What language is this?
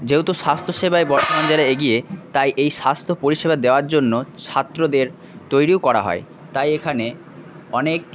Bangla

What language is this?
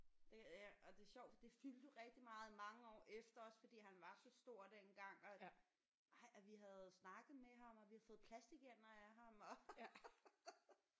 Danish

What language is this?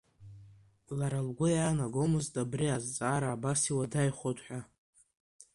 Abkhazian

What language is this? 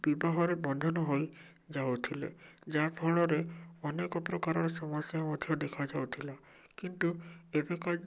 Odia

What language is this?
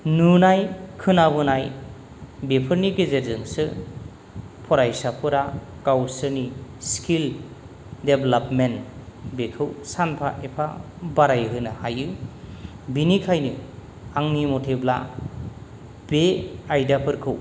Bodo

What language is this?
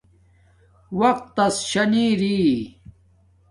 Domaaki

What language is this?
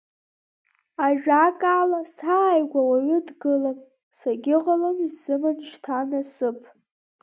Abkhazian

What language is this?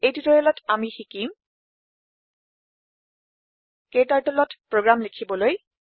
Assamese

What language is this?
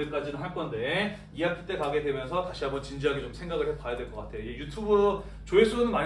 Korean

